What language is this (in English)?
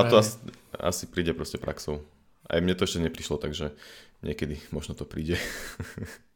Slovak